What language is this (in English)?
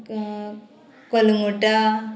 Konkani